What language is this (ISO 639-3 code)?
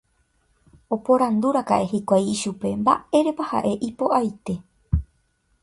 grn